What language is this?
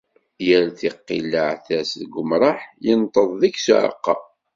Kabyle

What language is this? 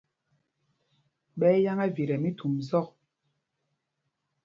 Mpumpong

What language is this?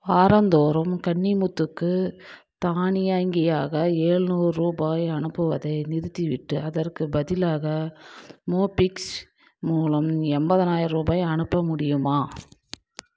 Tamil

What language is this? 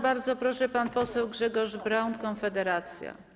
Polish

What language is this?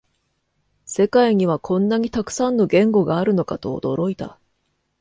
Japanese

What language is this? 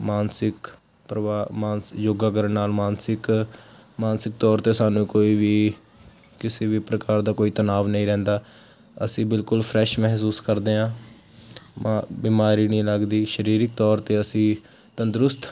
Punjabi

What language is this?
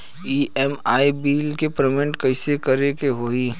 Bhojpuri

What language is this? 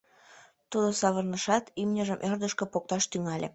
Mari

